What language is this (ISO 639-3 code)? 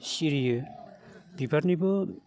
brx